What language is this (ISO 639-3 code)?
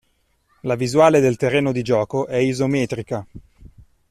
ita